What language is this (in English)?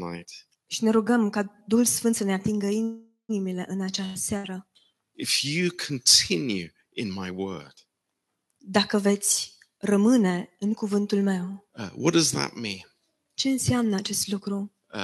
Romanian